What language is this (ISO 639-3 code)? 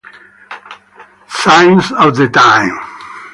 ita